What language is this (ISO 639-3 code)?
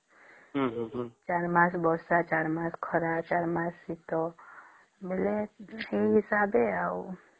ori